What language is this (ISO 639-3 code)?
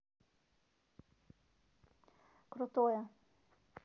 rus